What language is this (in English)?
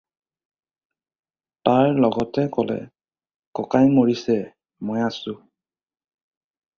Assamese